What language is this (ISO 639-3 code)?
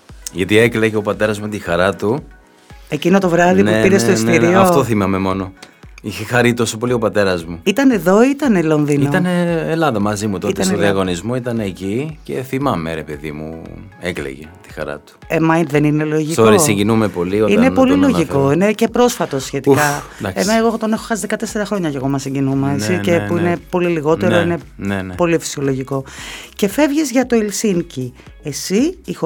ell